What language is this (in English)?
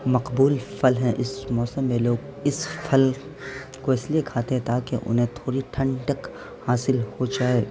Urdu